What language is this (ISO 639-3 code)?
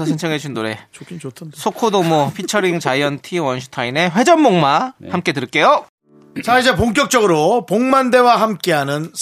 kor